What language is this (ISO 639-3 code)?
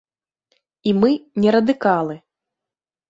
bel